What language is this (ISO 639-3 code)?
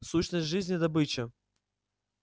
rus